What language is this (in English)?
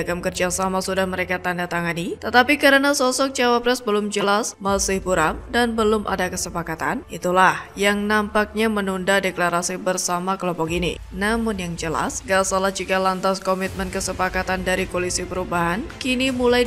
Indonesian